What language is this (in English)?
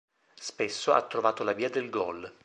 Italian